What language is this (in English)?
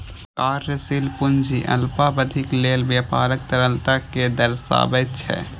Maithili